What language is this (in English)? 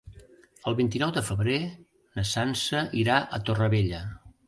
Catalan